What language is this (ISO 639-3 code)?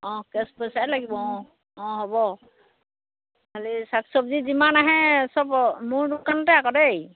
asm